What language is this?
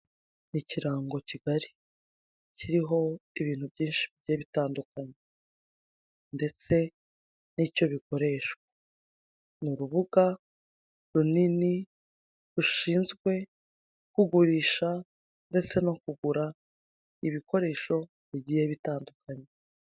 Kinyarwanda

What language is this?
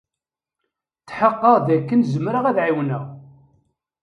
Kabyle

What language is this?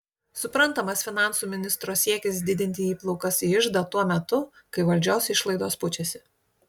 Lithuanian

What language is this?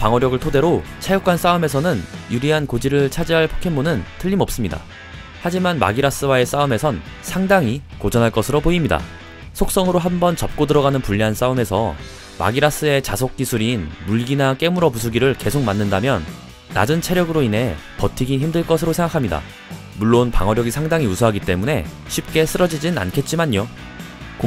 Korean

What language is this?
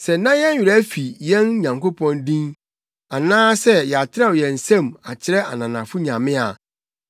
Akan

